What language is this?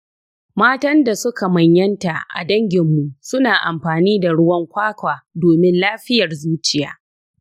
Hausa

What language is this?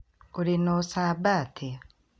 Kikuyu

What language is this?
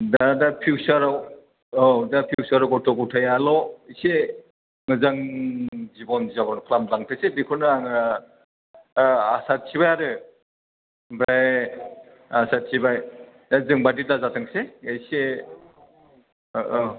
Bodo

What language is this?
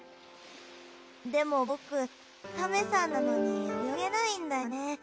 Japanese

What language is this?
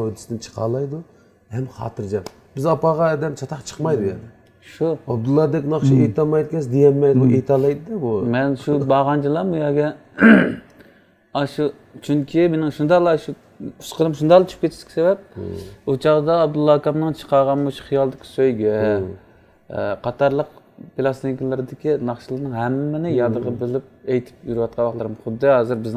Turkish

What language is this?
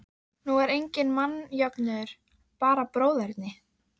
Icelandic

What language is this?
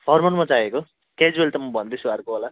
Nepali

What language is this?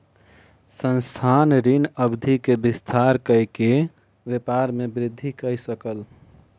Maithili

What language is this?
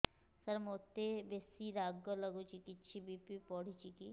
Odia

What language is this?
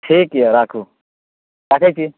Maithili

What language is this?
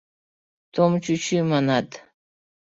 Mari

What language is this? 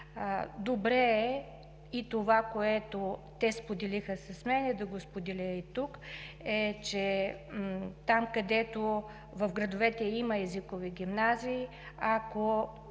Bulgarian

